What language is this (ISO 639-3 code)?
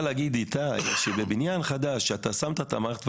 heb